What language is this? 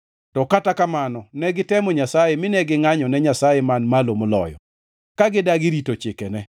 Luo (Kenya and Tanzania)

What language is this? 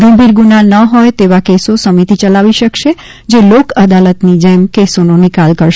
Gujarati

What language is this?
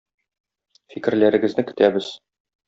Tatar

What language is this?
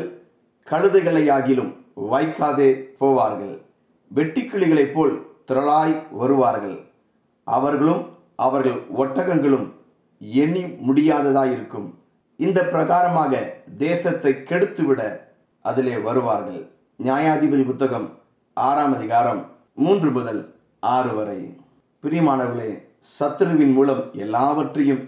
Tamil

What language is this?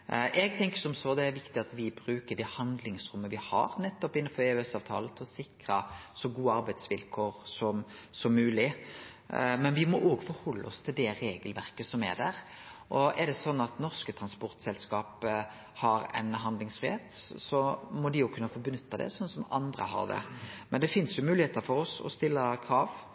Norwegian Nynorsk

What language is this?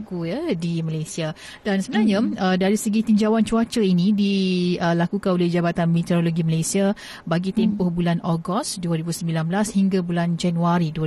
Malay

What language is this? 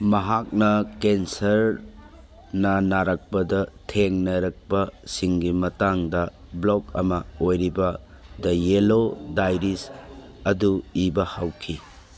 Manipuri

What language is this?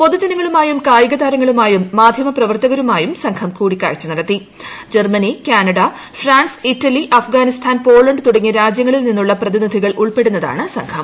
Malayalam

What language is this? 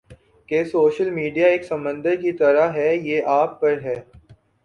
Urdu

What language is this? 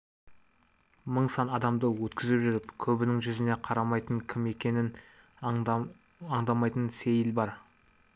Kazakh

